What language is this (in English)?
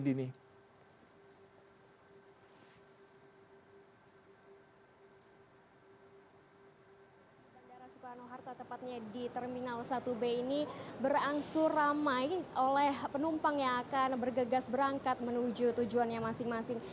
Indonesian